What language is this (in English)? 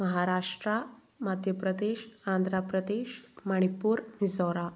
Malayalam